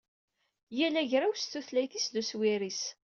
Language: Kabyle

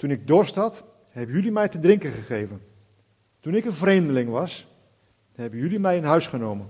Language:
Dutch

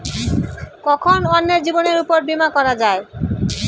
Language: Bangla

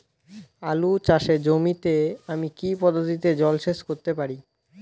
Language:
Bangla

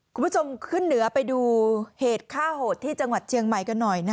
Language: Thai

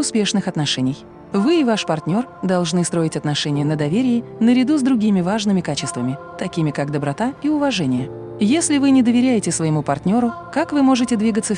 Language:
Russian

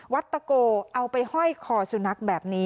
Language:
Thai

